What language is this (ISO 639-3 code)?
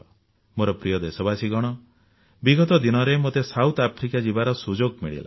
ori